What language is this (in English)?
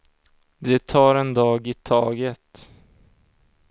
Swedish